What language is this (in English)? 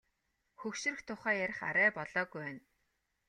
Mongolian